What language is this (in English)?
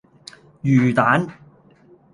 Cantonese